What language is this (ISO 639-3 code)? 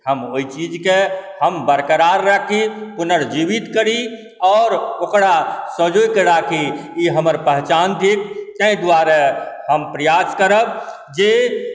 mai